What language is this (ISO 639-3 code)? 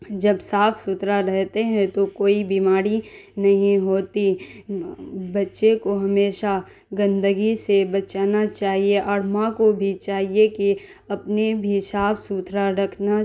urd